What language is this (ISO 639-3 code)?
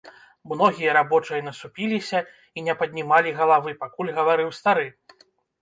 bel